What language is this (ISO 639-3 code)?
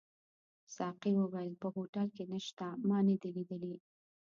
pus